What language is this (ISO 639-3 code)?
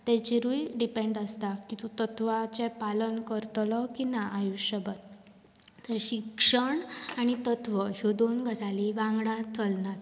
kok